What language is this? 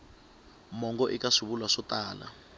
Tsonga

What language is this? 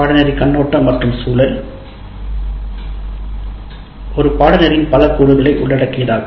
Tamil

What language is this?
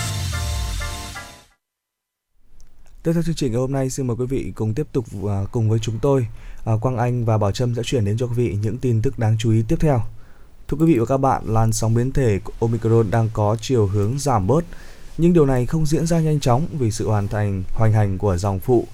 Vietnamese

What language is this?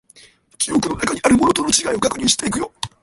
Japanese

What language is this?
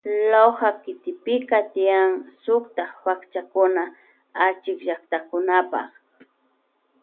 Loja Highland Quichua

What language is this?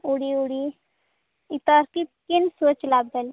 Odia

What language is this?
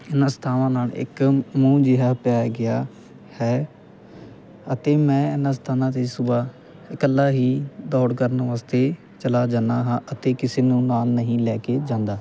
Punjabi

